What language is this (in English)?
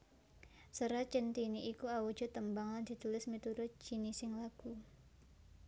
Javanese